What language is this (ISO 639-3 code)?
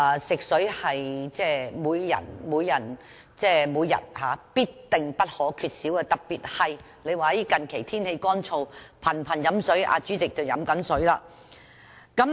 yue